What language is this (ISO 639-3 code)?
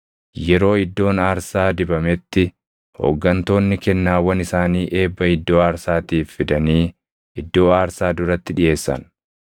orm